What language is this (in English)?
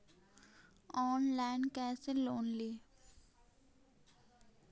Magahi